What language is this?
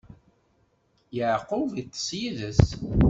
Kabyle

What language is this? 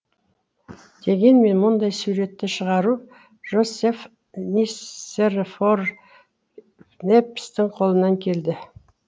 Kazakh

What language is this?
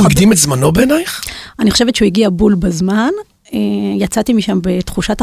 Hebrew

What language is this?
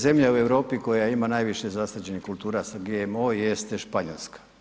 Croatian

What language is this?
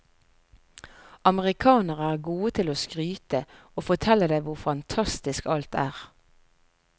Norwegian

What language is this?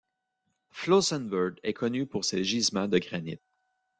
French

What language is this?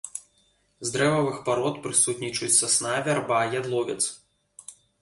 Belarusian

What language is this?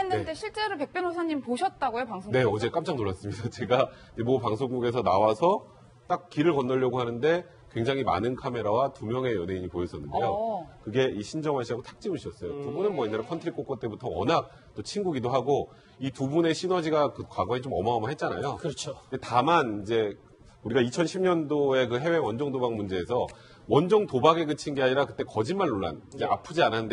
Korean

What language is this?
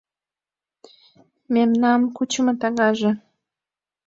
Mari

